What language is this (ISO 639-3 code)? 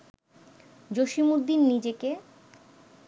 ben